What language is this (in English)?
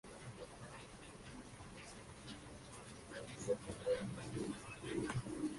Spanish